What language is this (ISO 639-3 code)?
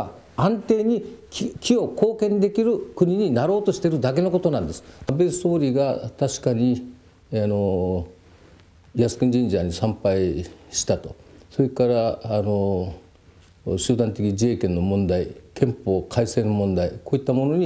kor